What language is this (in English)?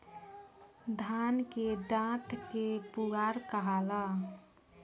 Bhojpuri